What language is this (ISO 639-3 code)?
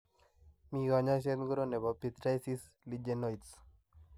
kln